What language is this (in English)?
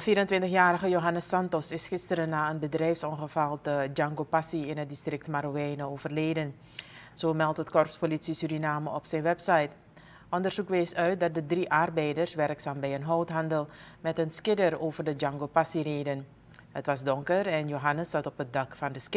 Dutch